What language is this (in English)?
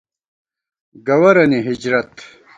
Gawar-Bati